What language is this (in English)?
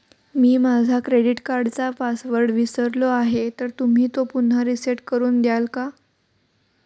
Marathi